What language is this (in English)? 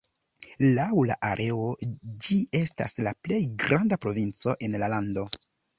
Esperanto